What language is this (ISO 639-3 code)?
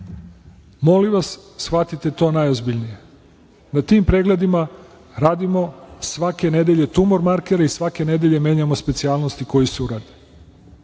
srp